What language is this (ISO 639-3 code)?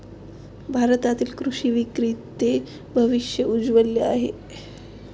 mar